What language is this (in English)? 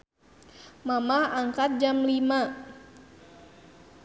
Sundanese